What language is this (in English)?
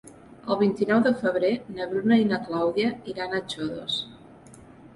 Catalan